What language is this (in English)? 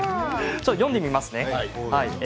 Japanese